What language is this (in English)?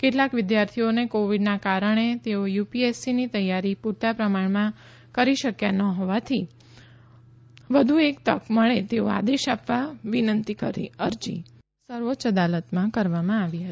Gujarati